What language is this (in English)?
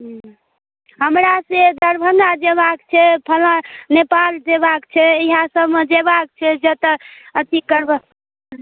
Maithili